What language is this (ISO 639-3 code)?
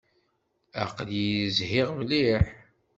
kab